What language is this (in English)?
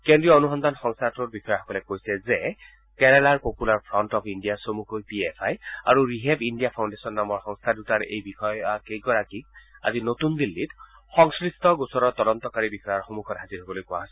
Assamese